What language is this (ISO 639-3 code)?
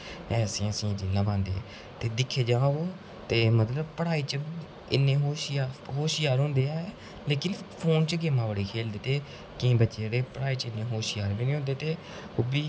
doi